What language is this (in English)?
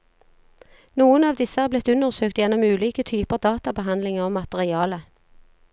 Norwegian